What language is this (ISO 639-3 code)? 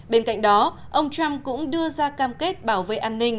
vie